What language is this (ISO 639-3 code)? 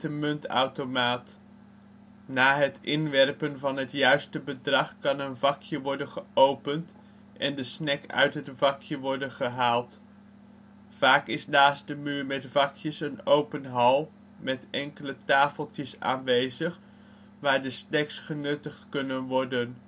nld